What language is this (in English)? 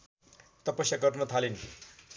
Nepali